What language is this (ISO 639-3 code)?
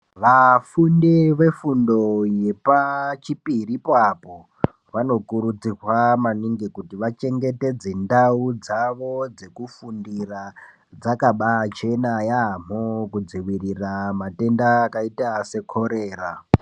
ndc